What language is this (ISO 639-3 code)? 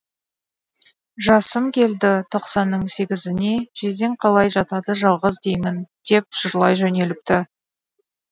kaz